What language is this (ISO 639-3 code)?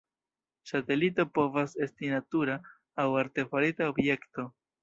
epo